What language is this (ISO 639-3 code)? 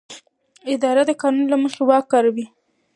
pus